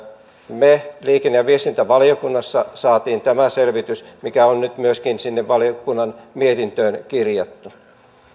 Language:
Finnish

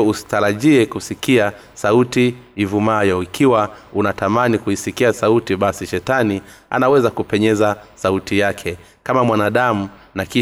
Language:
Swahili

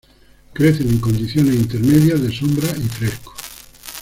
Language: Spanish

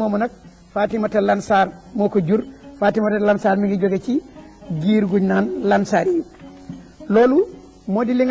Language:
French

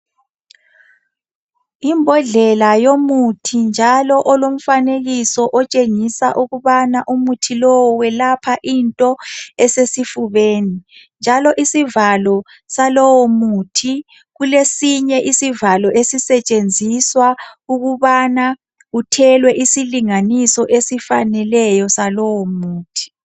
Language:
North Ndebele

